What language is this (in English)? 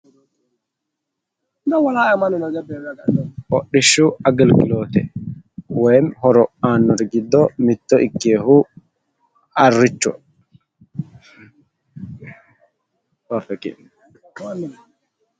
Sidamo